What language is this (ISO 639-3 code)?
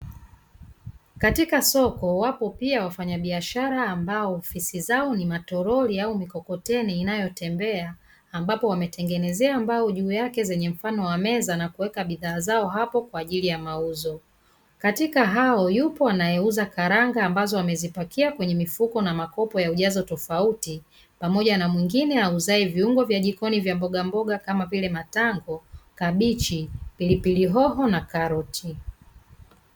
swa